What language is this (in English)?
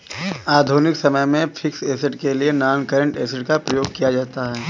Hindi